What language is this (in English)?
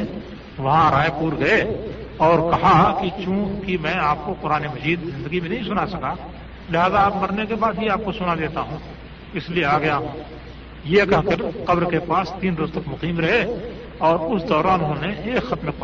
Urdu